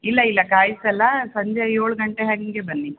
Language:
Kannada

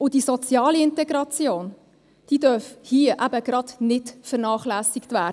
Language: Swiss German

